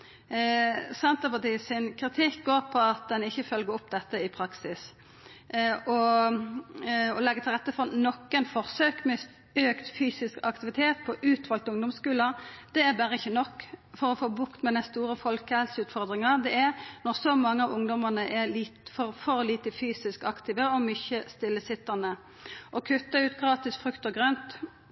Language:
Norwegian Nynorsk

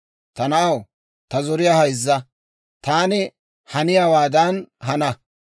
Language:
Dawro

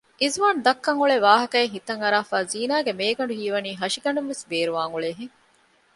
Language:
Divehi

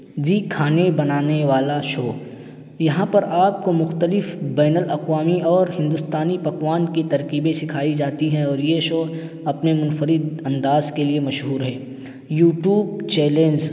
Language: Urdu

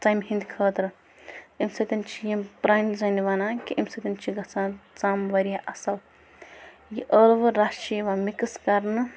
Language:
Kashmiri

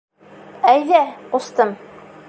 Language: Bashkir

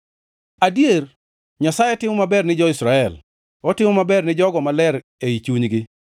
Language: Luo (Kenya and Tanzania)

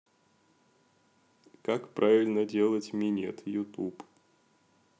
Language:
Russian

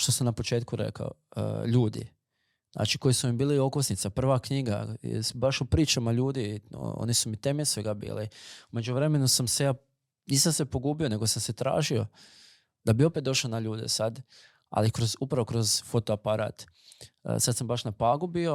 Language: Croatian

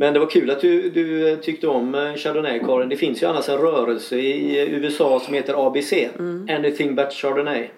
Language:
Swedish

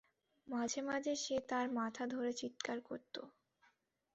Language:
Bangla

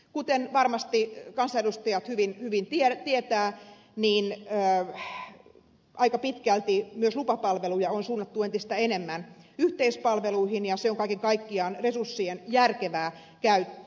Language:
Finnish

